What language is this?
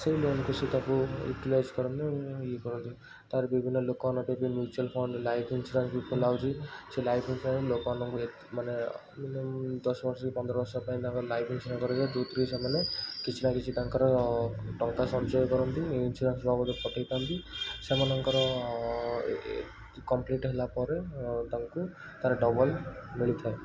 Odia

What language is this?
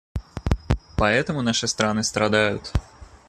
Russian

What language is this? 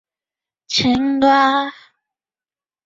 Chinese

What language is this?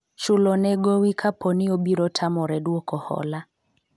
Luo (Kenya and Tanzania)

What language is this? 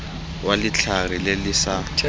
Tswana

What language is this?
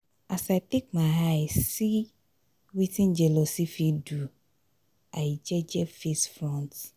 Nigerian Pidgin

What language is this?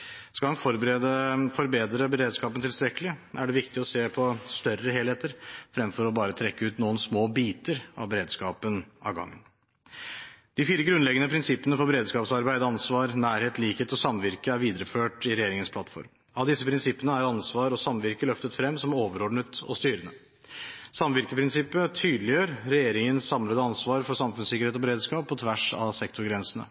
Norwegian Bokmål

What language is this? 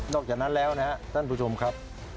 Thai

